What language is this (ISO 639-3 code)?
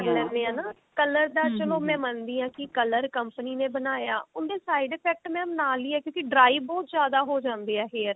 pan